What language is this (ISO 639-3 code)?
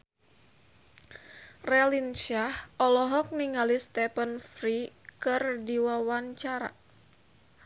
sun